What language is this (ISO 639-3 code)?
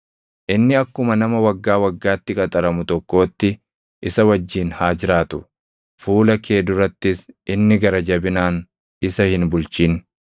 orm